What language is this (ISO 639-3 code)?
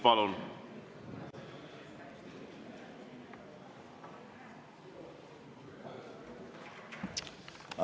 est